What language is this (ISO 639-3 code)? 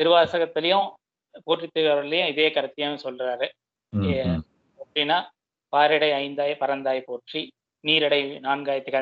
tam